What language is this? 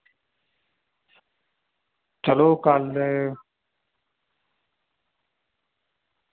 Dogri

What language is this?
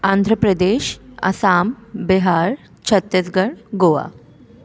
Sindhi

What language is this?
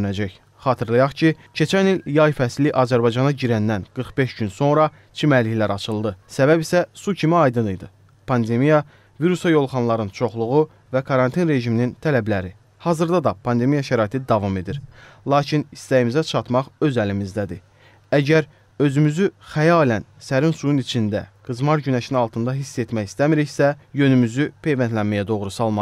Turkish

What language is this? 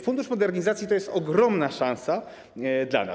Polish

